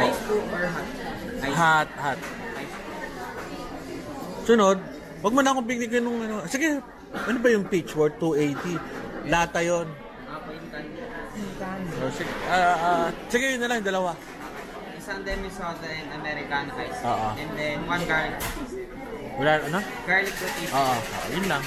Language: Filipino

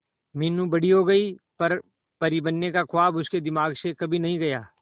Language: Hindi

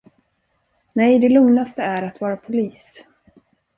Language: Swedish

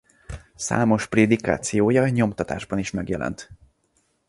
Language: Hungarian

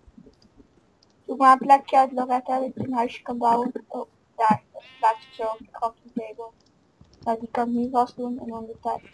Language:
Dutch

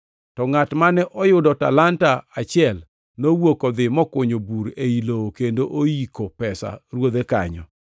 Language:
Luo (Kenya and Tanzania)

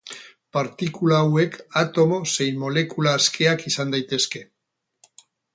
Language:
Basque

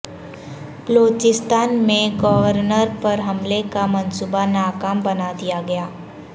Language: Urdu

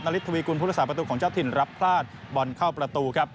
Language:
Thai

